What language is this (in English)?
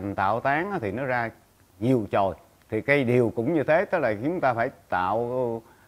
Vietnamese